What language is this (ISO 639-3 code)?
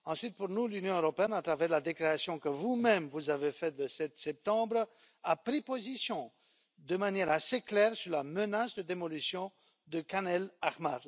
fra